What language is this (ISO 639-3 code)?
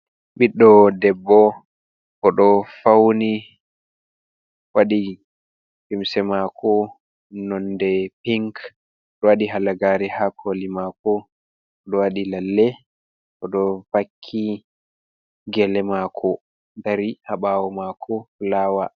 ful